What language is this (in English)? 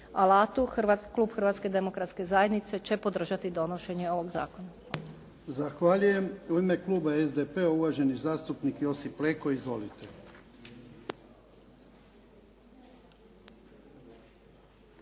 Croatian